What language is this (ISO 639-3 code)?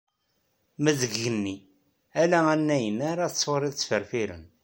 kab